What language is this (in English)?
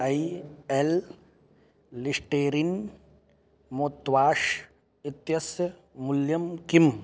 Sanskrit